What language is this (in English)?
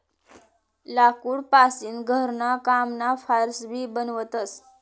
Marathi